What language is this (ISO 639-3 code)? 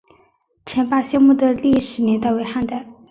zho